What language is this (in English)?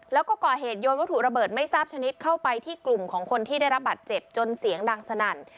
Thai